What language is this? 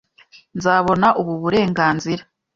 Kinyarwanda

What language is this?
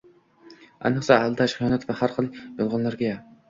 Uzbek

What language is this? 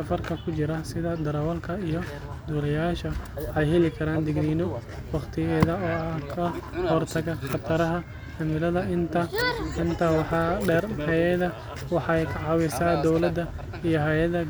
Somali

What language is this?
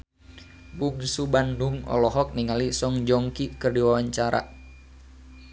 Sundanese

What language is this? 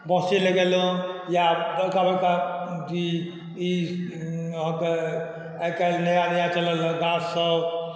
Maithili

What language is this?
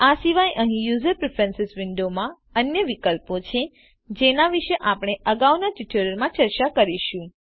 Gujarati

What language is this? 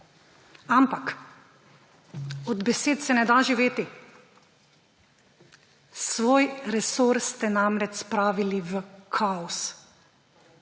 Slovenian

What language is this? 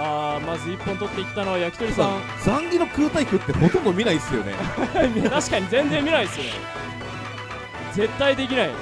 Japanese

